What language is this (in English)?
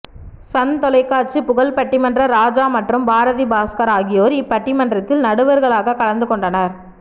Tamil